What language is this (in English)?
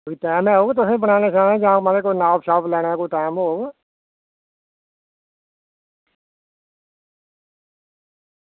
Dogri